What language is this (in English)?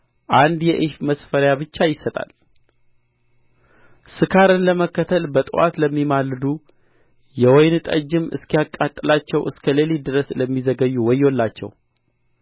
Amharic